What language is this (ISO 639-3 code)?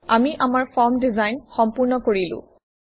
asm